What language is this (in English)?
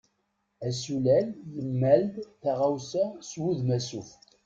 Kabyle